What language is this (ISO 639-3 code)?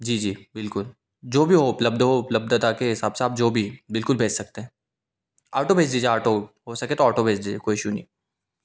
hin